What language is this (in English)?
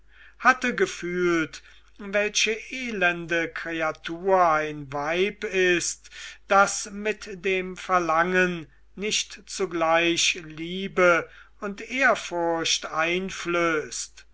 German